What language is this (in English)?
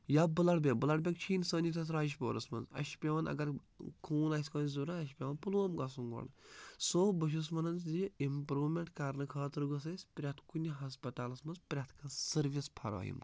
Kashmiri